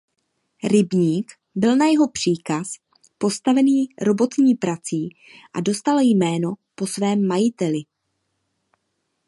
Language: Czech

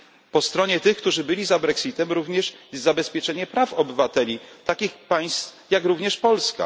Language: Polish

